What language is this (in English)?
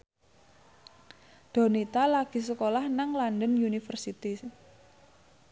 Javanese